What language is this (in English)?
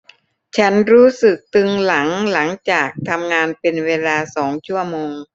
Thai